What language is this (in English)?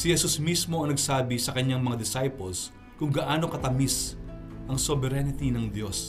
Filipino